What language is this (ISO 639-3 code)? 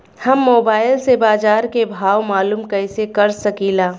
bho